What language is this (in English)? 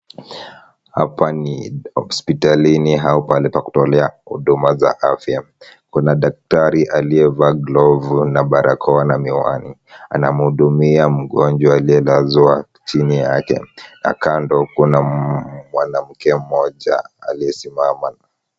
Swahili